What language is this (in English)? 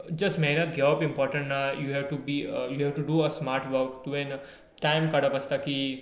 Konkani